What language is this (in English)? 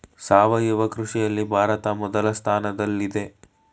Kannada